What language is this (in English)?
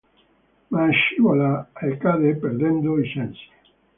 Italian